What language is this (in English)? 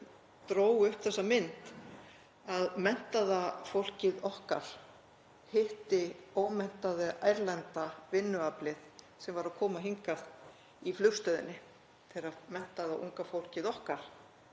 Icelandic